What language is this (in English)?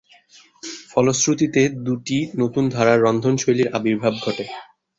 Bangla